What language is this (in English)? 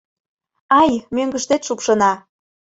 Mari